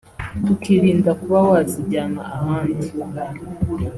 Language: Kinyarwanda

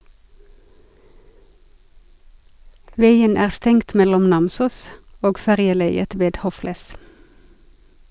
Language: Norwegian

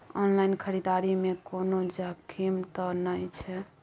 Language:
Maithili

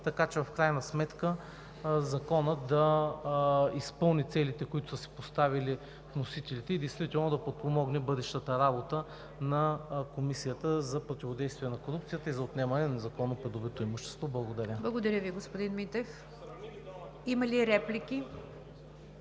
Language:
Bulgarian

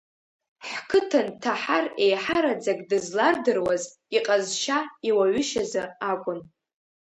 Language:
Abkhazian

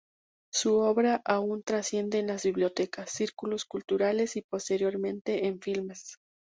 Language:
Spanish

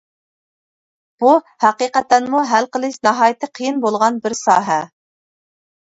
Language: Uyghur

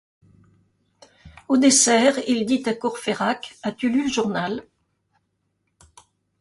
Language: French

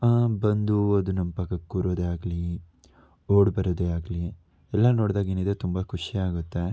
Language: Kannada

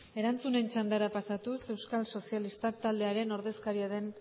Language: Basque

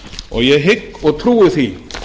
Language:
Icelandic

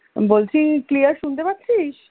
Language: Bangla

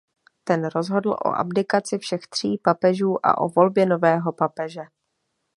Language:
Czech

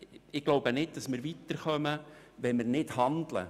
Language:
Swiss German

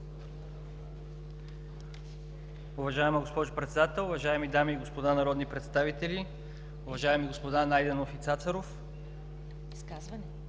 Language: Bulgarian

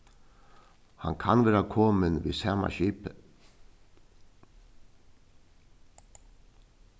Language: Faroese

